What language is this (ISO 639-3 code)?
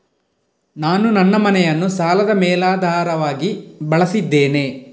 kan